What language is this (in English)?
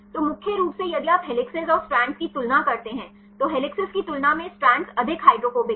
Hindi